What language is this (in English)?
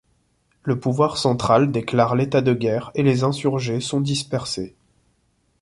French